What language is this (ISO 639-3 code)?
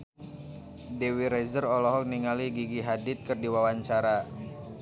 sun